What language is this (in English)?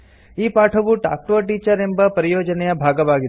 Kannada